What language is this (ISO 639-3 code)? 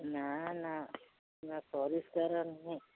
ori